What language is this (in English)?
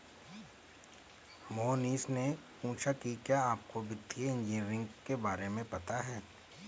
Hindi